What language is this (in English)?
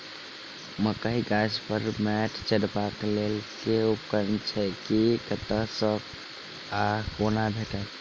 Maithili